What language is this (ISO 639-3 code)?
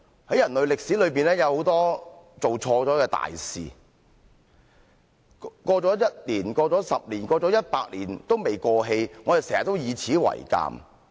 yue